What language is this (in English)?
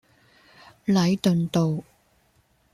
Cantonese